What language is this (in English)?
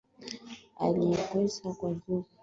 Swahili